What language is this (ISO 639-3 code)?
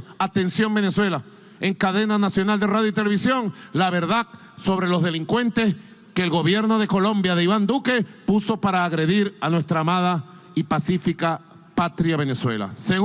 spa